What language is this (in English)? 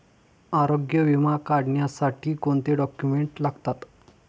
Marathi